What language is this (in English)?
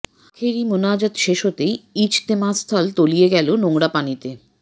Bangla